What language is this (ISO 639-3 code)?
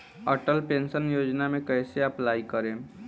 bho